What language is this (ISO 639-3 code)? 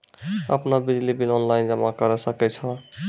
mai